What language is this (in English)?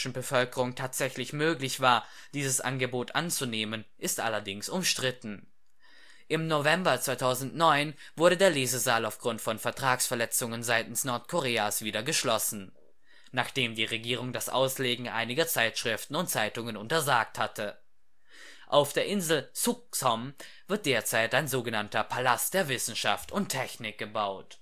German